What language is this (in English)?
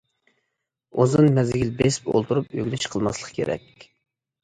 Uyghur